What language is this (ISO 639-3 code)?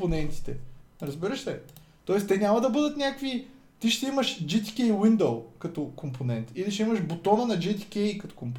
bul